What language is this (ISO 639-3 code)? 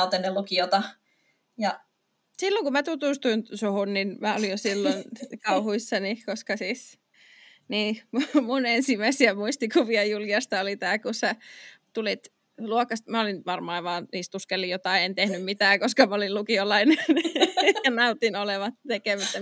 fin